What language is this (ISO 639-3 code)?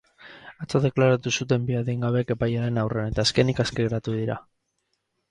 eus